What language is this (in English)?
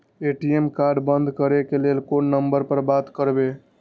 Maithili